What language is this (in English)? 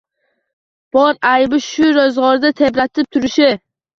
Uzbek